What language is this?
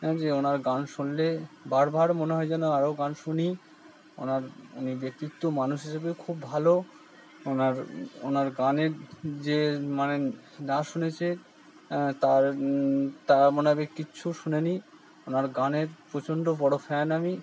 Bangla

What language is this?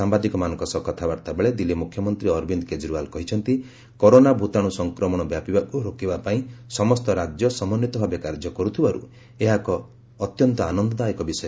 Odia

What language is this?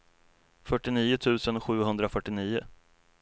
Swedish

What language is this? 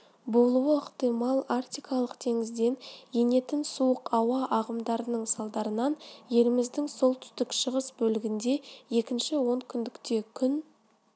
Kazakh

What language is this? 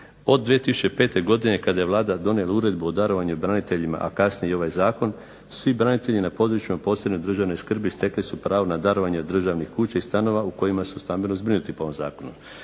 Croatian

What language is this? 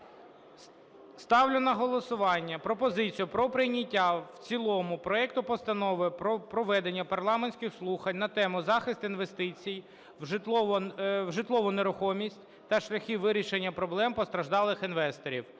Ukrainian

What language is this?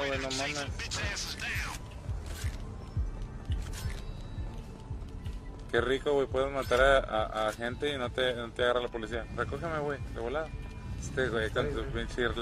Spanish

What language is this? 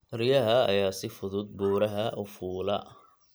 Somali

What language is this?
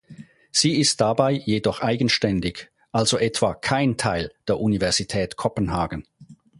German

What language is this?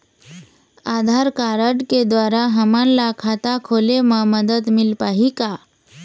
Chhattisgarhi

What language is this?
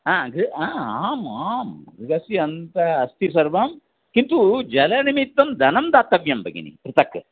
Sanskrit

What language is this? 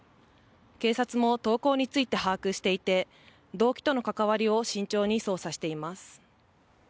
Japanese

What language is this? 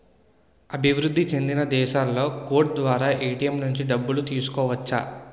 Telugu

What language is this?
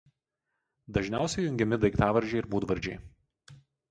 Lithuanian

